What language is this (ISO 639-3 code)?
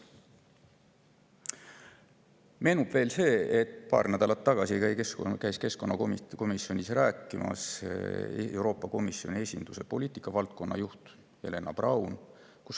est